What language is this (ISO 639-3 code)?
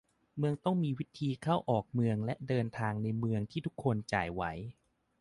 tha